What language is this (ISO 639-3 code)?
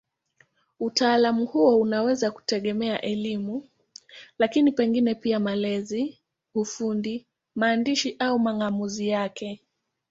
swa